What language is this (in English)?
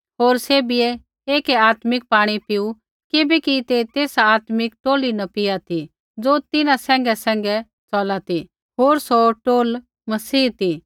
Kullu Pahari